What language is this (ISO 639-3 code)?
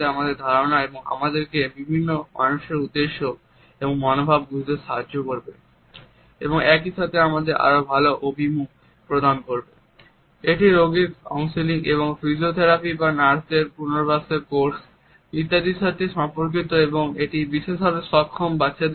ben